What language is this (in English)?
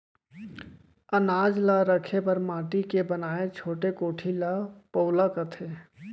Chhattisgarhi